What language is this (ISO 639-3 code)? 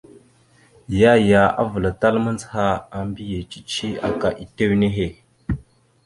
mxu